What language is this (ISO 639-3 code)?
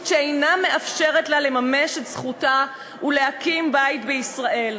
heb